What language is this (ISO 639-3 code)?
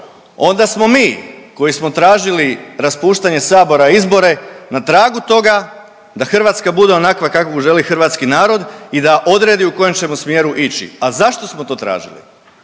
hrv